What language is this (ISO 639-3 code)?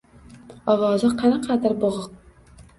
uzb